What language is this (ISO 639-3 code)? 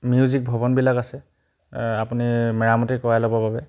asm